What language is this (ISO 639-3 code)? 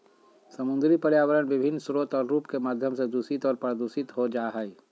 mag